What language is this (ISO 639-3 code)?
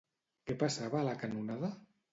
cat